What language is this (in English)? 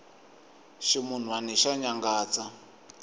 Tsonga